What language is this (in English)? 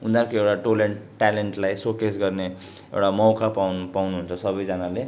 Nepali